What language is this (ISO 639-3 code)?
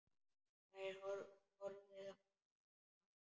isl